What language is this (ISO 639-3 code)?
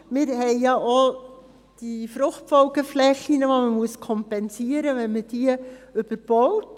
gsw